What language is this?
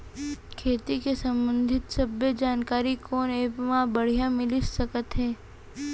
Chhattisgarhi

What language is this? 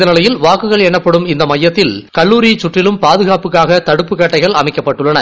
Tamil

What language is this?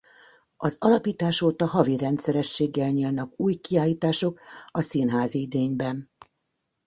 Hungarian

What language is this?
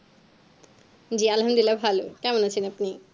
Bangla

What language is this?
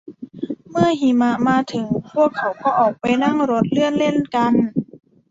Thai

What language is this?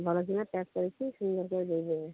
Odia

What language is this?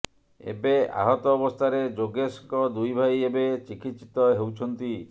Odia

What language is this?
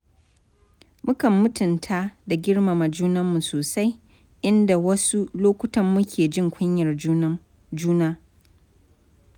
Hausa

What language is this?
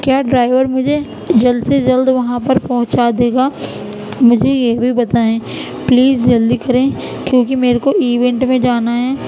Urdu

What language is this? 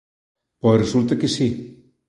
Galician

